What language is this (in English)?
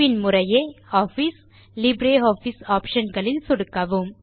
Tamil